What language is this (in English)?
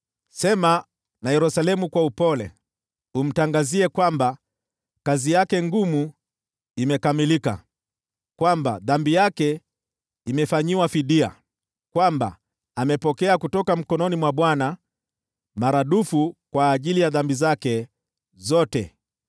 Swahili